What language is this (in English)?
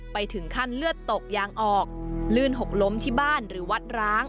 Thai